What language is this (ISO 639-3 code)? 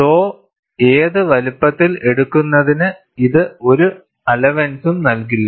mal